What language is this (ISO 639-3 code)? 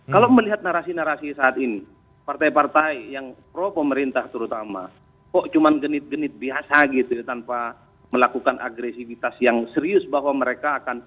ind